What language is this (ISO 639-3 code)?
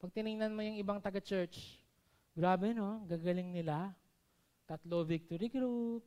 fil